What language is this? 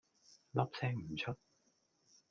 Cantonese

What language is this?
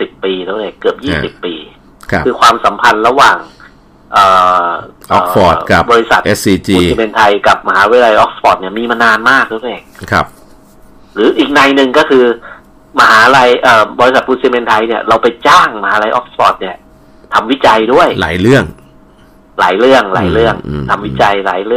Thai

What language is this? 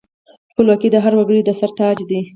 Pashto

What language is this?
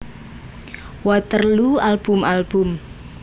Javanese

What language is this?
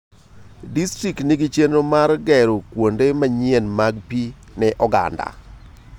Luo (Kenya and Tanzania)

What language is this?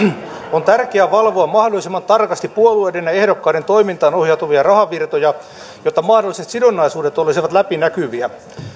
Finnish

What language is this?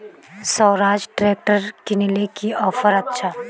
Magahi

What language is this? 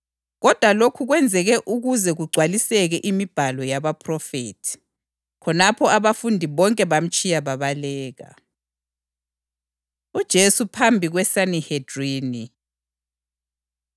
North Ndebele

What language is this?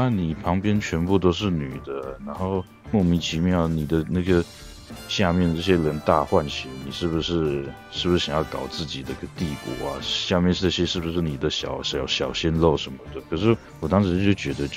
Chinese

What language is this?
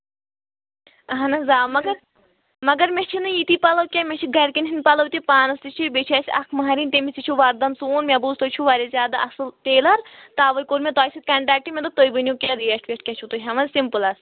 Kashmiri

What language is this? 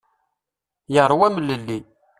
Kabyle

